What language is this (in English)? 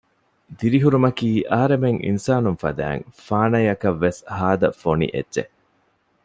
Divehi